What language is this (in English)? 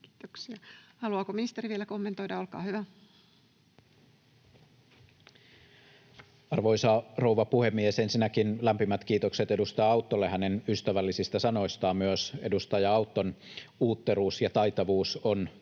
Finnish